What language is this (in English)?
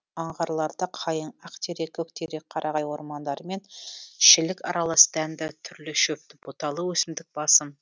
Kazakh